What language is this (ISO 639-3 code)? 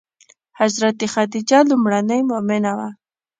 pus